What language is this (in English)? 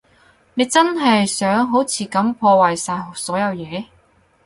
Cantonese